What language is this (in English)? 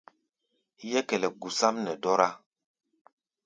Gbaya